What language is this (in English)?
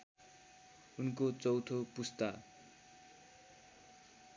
Nepali